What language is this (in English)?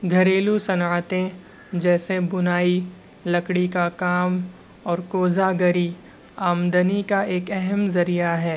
Urdu